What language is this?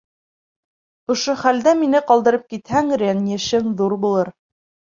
Bashkir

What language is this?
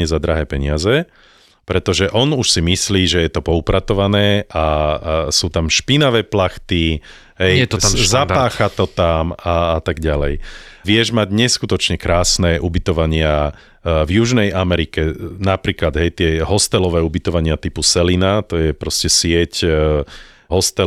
Slovak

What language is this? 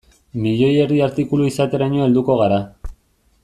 Basque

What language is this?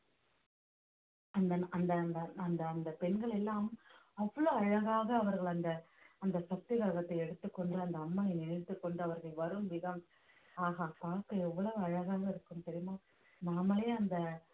Tamil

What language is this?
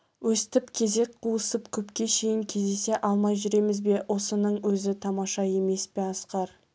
Kazakh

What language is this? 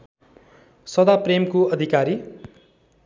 Nepali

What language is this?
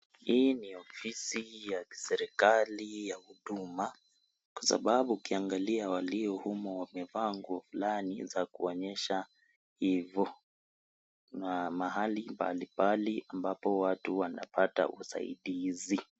Swahili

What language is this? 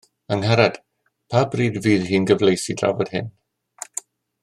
Welsh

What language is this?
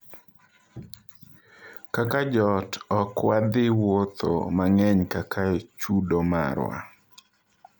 Luo (Kenya and Tanzania)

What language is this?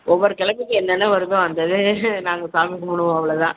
Tamil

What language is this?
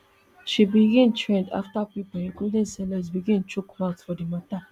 Nigerian Pidgin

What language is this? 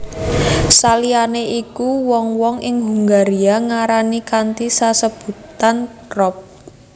Javanese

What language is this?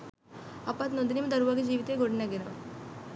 Sinhala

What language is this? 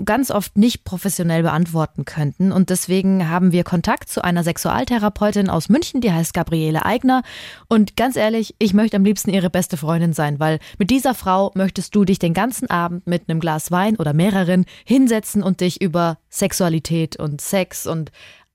German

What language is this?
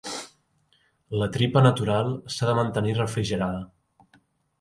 Catalan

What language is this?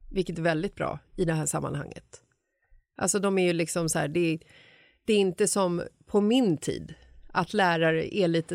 Swedish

